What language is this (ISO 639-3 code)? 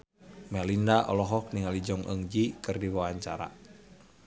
sun